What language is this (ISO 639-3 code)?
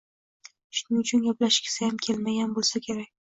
uzb